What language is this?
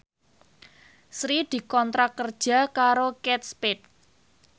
Javanese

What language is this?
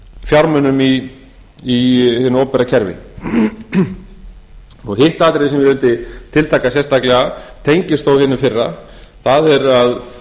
Icelandic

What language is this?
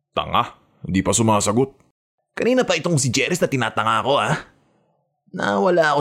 Filipino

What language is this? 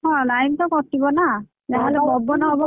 Odia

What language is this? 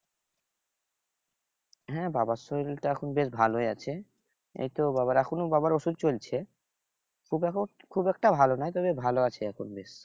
Bangla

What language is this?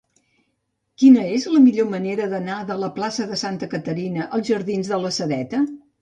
Catalan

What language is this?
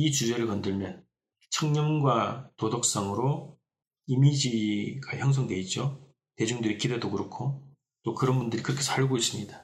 Korean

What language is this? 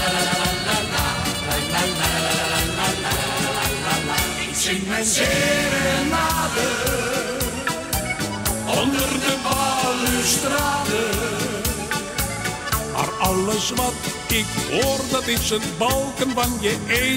Dutch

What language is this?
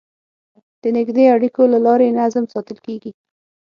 Pashto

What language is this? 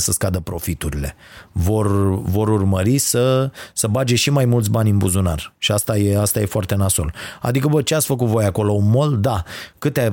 Romanian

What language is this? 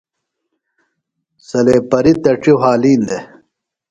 Phalura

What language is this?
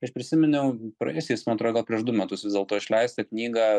Lithuanian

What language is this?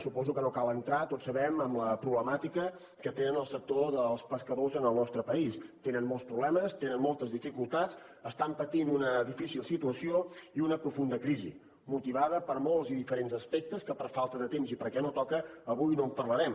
Catalan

